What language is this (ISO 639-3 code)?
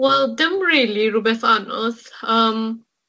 cym